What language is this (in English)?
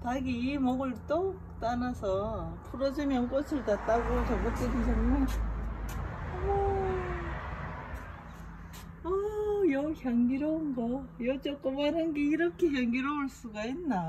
Korean